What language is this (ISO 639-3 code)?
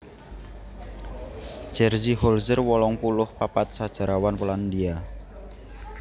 jav